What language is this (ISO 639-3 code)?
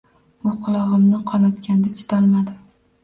uzb